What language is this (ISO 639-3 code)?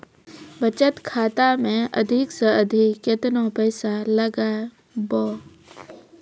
mai